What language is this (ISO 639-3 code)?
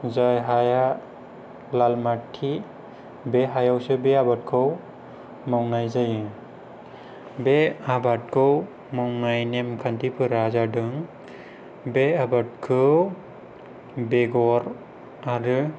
brx